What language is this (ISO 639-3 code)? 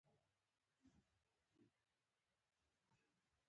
pus